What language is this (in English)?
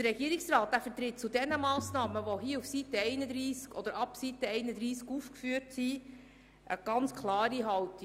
Swiss German